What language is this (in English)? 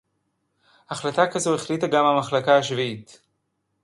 Hebrew